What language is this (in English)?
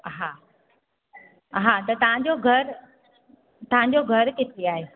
Sindhi